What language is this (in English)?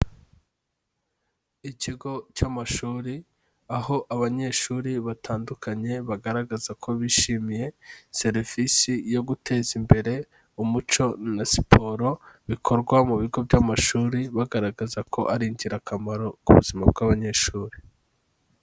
Kinyarwanda